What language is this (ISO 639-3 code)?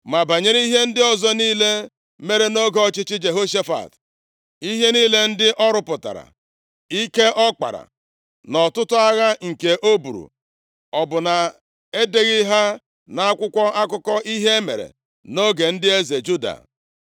ibo